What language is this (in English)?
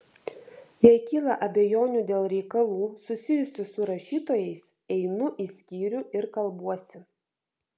Lithuanian